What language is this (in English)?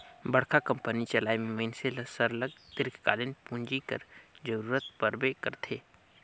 Chhattisgarhi